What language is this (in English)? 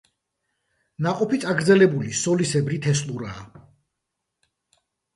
Georgian